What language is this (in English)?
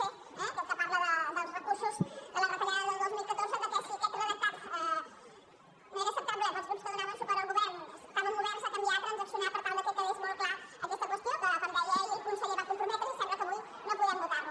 Catalan